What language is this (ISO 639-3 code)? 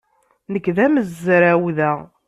kab